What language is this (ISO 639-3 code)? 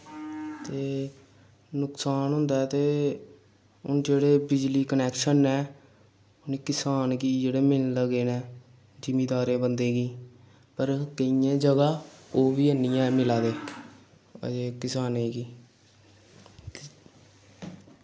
doi